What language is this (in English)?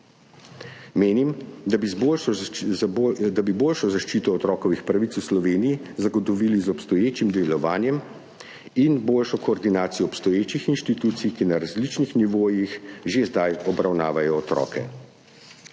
Slovenian